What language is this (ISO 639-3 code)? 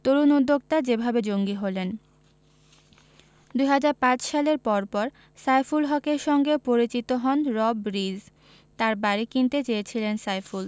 ben